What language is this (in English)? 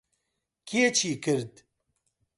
Central Kurdish